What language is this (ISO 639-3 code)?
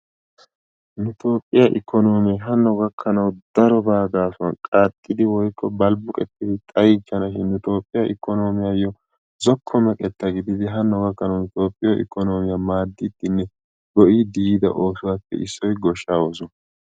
wal